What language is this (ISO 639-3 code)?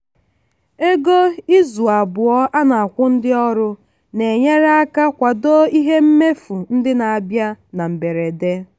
ibo